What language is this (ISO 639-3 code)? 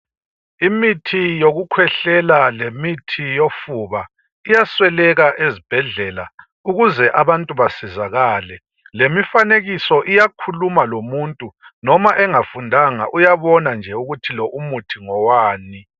nde